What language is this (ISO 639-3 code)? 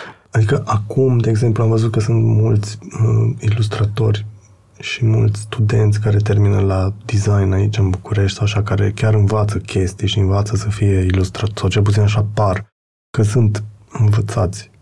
ron